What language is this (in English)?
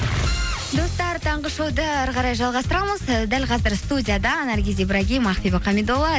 Kazakh